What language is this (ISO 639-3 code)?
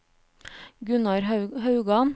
nor